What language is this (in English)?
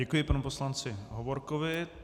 Czech